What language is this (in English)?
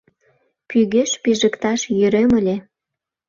Mari